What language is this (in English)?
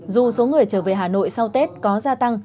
Vietnamese